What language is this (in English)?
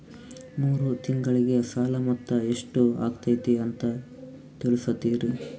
Kannada